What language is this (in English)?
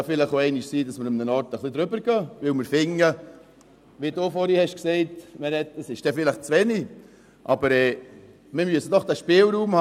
Swiss German